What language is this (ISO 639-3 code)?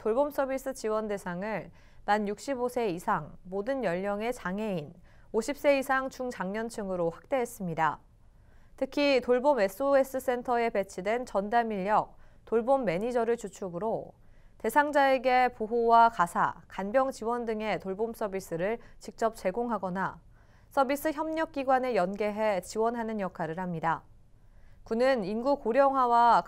kor